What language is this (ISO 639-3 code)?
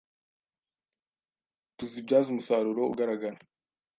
kin